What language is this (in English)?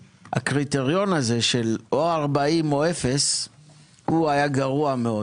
Hebrew